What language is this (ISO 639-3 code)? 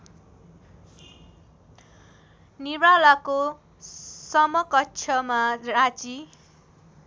nep